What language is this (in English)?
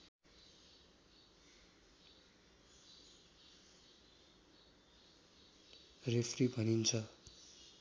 Nepali